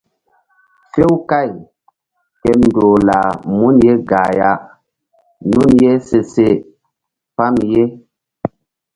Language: Mbum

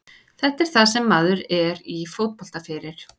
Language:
Icelandic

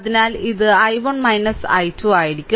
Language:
Malayalam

